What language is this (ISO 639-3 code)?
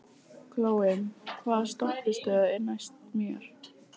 isl